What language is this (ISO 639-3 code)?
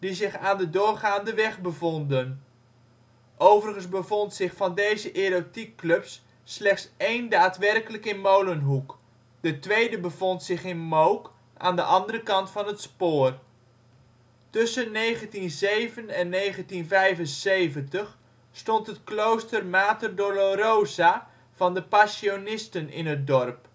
nld